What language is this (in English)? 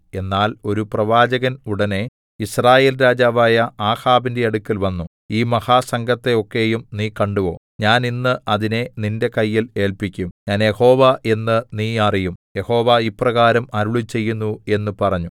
Malayalam